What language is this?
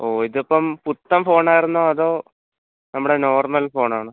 Malayalam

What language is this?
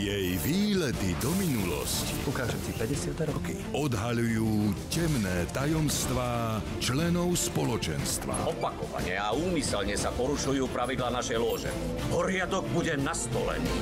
Slovak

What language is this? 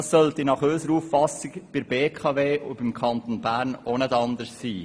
Swiss German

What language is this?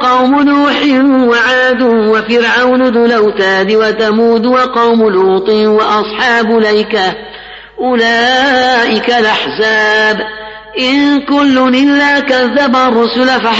Arabic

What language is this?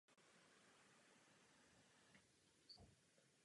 Czech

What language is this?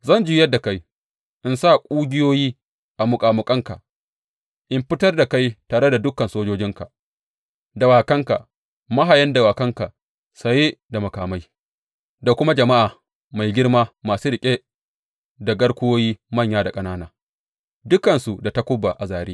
Hausa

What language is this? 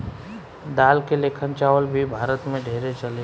Bhojpuri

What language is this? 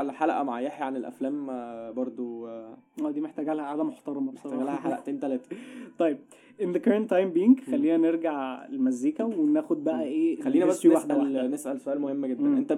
Arabic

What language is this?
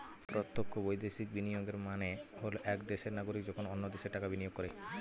Bangla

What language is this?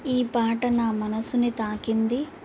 Telugu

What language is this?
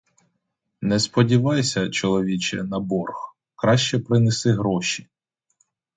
Ukrainian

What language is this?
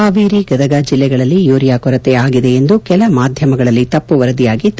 Kannada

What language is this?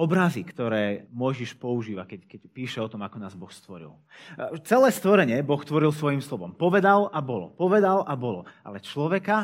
Slovak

